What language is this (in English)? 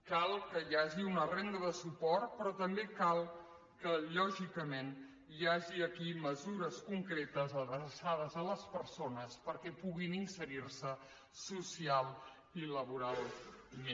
Catalan